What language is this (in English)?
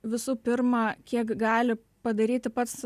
Lithuanian